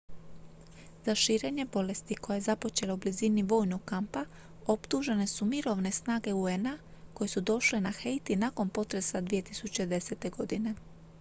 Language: Croatian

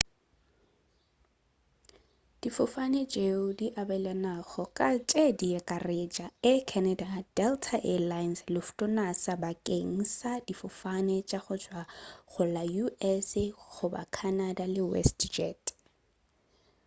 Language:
Northern Sotho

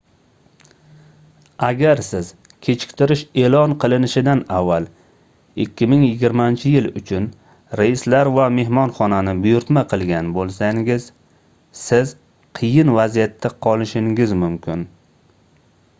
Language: Uzbek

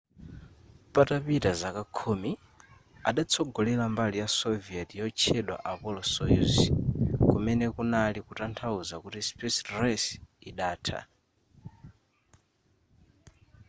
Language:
Nyanja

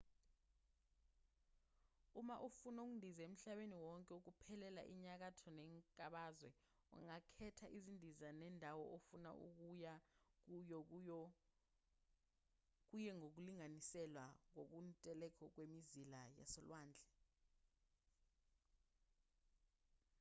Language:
Zulu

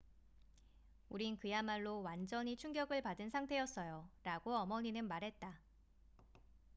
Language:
Korean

